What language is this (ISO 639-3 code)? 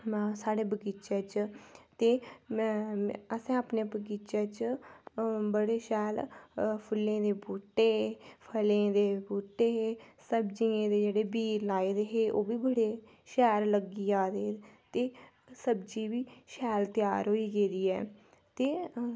doi